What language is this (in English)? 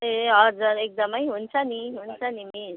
Nepali